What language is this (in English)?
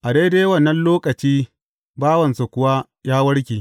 Hausa